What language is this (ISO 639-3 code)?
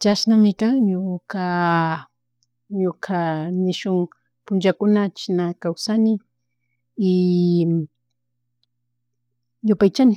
qug